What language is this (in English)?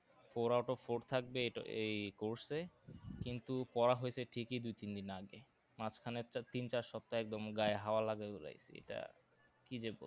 Bangla